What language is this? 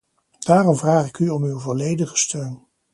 Dutch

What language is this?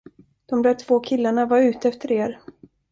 Swedish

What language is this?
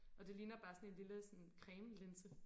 Danish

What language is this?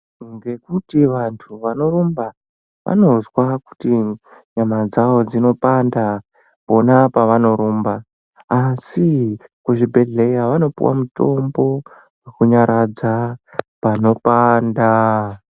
Ndau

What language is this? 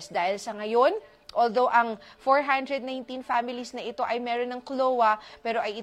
Filipino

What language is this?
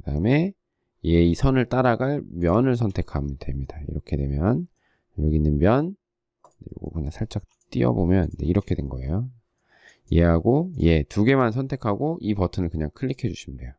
Korean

